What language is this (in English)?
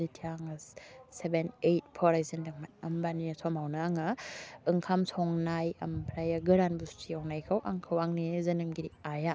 Bodo